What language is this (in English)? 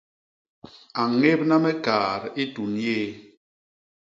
Basaa